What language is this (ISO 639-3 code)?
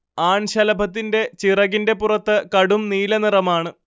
mal